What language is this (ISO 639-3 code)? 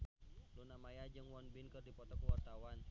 sun